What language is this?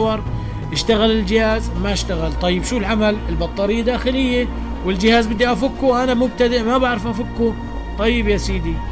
Arabic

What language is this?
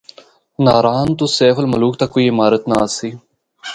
Northern Hindko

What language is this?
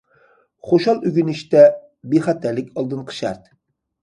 Uyghur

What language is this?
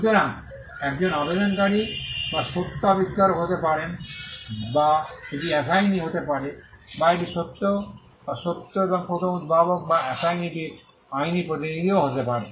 Bangla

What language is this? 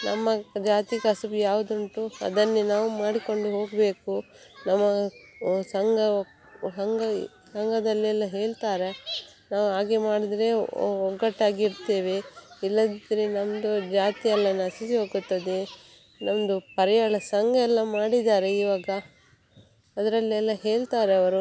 Kannada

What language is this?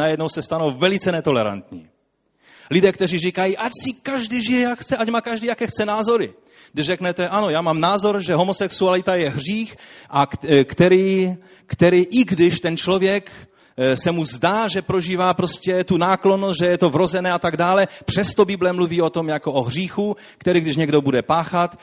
Czech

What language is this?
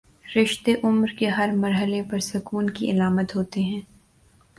Urdu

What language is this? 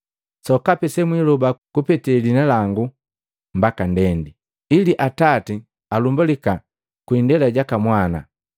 Matengo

